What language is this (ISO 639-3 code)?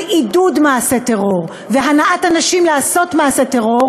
heb